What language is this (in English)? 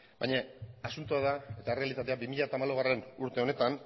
Basque